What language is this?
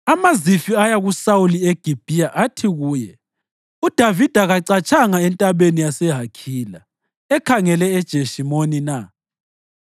North Ndebele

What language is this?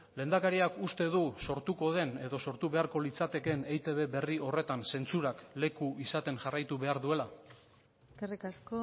Basque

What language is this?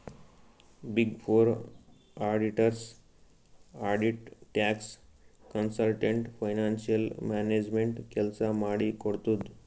Kannada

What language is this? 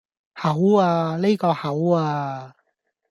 Cantonese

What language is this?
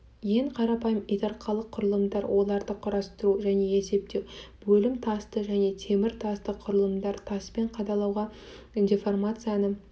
Kazakh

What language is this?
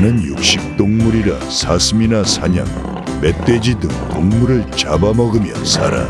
Korean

